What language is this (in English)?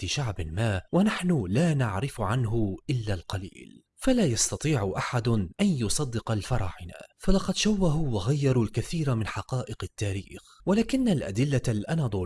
Arabic